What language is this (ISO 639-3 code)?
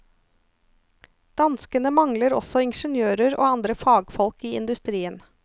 nor